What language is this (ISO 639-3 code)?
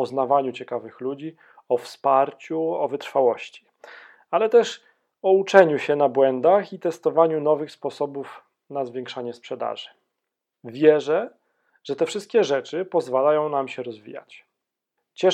pol